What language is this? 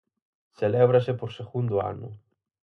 Galician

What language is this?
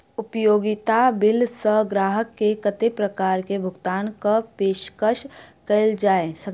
Maithili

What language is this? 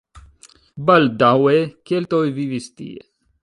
Esperanto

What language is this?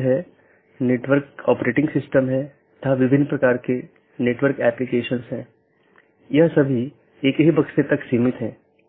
Hindi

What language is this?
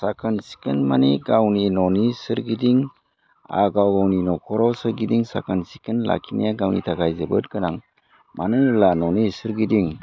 Bodo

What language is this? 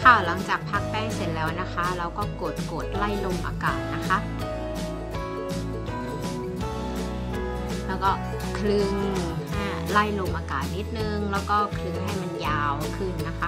Thai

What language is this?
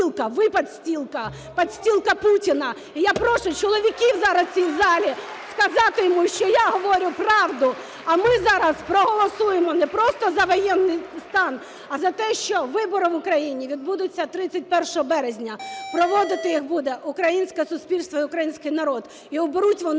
Ukrainian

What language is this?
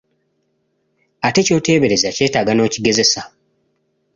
Ganda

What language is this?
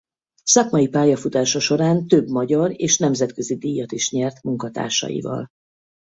Hungarian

